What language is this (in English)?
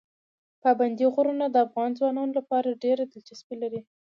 Pashto